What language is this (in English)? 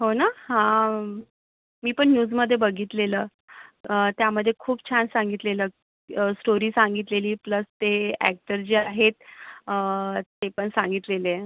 Marathi